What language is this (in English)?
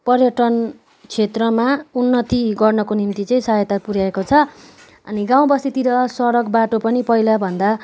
Nepali